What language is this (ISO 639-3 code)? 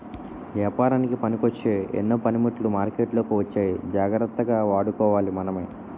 tel